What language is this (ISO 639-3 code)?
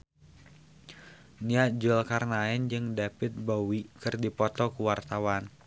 sun